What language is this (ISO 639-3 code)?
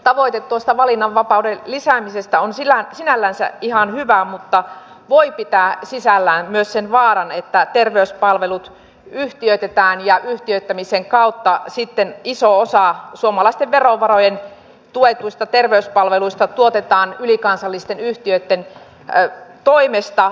fin